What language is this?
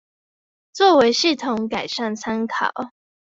Chinese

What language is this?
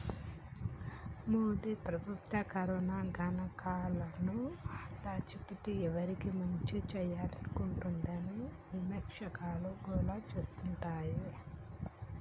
Telugu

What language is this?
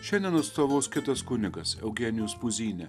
Lithuanian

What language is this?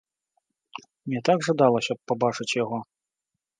Belarusian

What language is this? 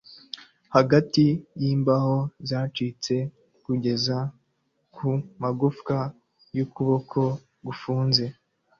Kinyarwanda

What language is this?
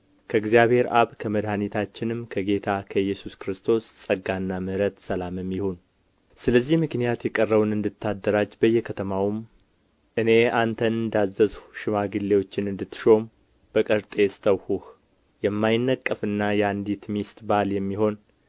Amharic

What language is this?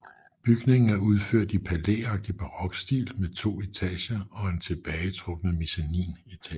Danish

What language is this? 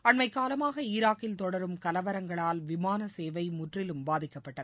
Tamil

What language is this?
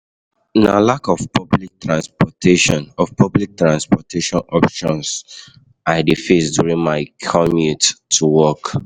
Nigerian Pidgin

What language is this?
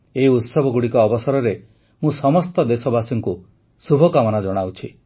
Odia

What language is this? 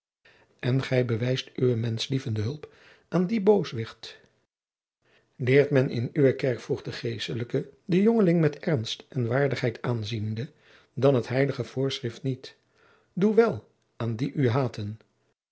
Dutch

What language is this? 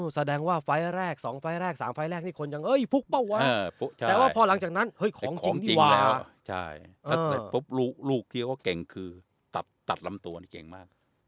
Thai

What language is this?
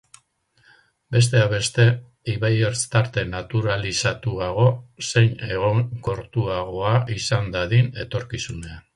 Basque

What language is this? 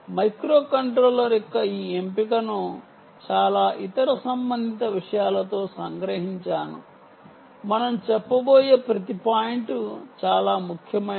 Telugu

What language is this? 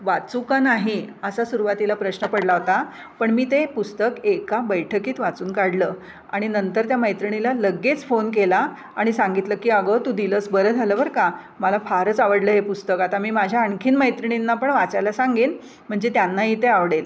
Marathi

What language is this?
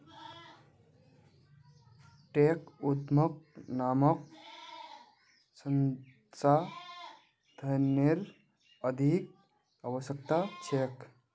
Magahi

